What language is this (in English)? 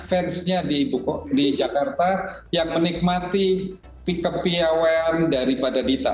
Indonesian